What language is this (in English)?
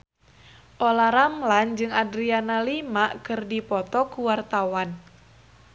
Sundanese